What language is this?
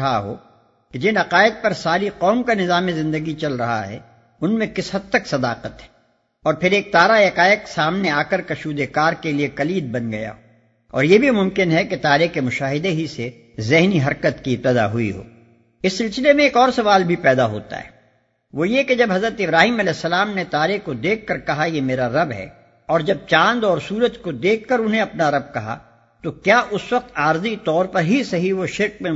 Urdu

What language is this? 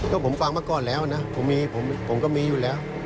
Thai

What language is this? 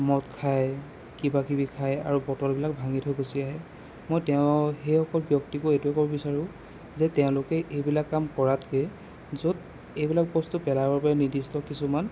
Assamese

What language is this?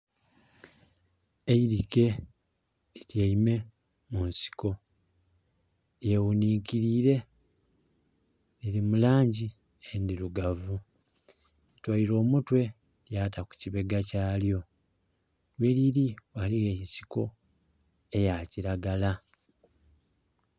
Soga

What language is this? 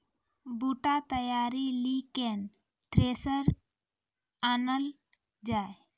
Maithili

